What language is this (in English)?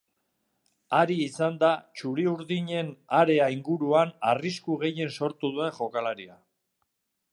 Basque